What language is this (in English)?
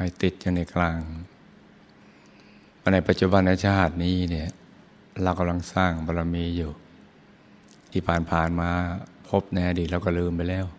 Thai